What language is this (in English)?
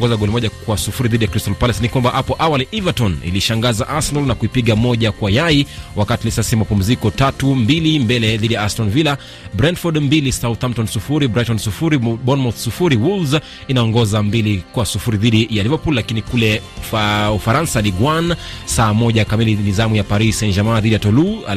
Swahili